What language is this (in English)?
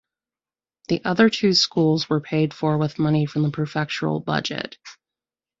English